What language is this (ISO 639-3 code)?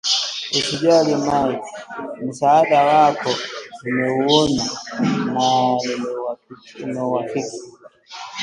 swa